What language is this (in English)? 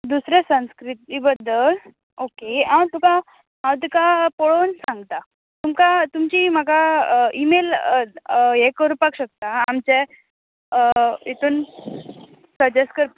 Konkani